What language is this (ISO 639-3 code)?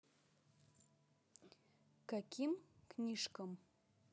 rus